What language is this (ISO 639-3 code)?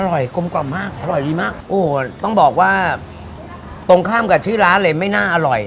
tha